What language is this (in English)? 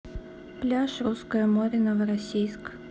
Russian